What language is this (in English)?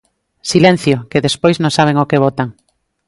Galician